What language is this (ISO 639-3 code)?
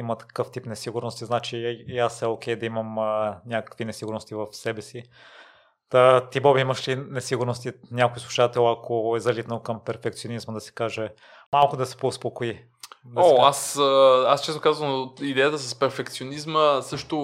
bul